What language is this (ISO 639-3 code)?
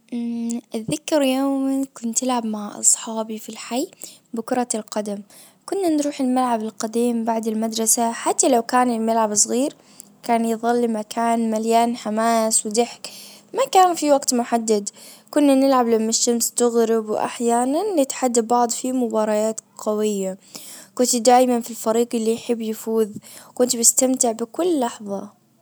ars